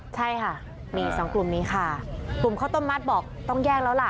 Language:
Thai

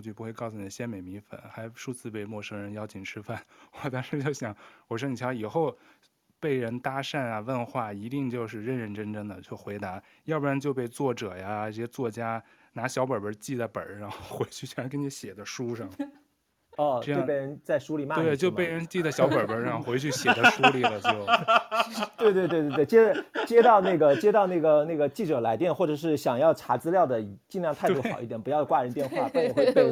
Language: Chinese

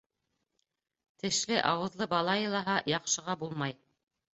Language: Bashkir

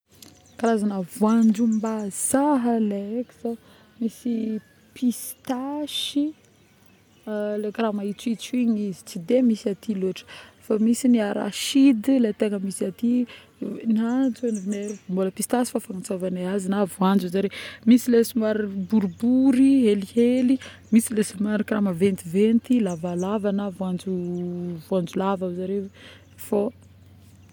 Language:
Northern Betsimisaraka Malagasy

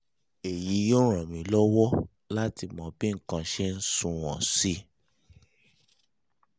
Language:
Yoruba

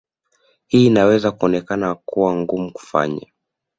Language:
Swahili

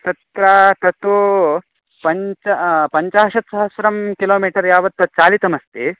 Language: Sanskrit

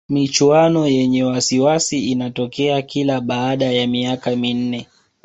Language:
Swahili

